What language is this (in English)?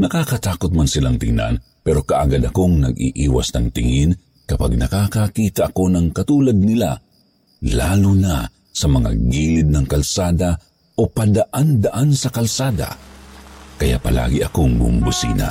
Filipino